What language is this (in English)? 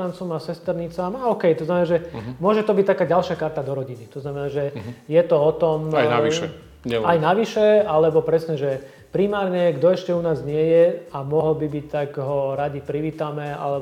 Slovak